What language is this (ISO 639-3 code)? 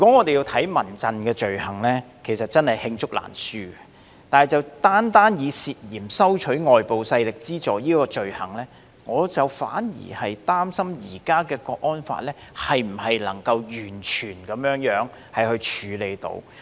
yue